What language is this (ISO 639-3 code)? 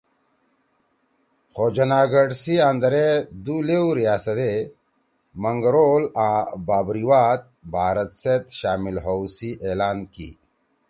trw